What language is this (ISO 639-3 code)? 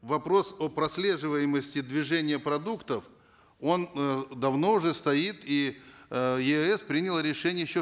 kaz